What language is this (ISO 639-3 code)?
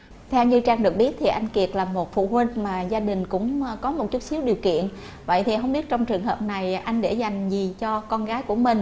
vie